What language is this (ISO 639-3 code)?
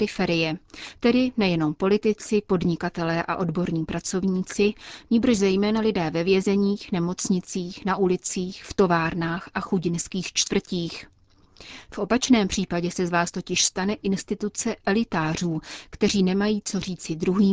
ces